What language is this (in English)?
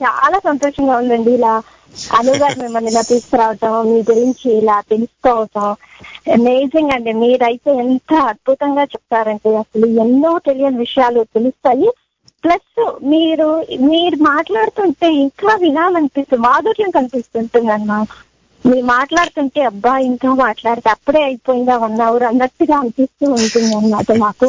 Telugu